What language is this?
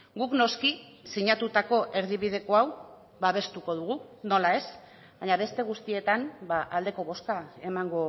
Basque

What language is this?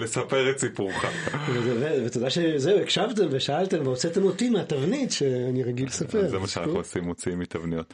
Hebrew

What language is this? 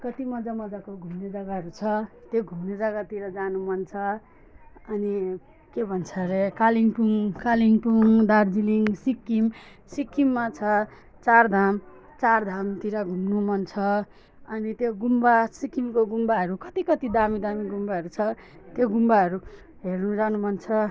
Nepali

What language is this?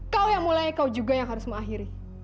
Indonesian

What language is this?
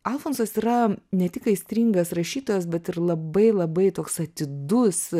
Lithuanian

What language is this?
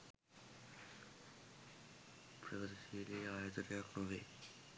Sinhala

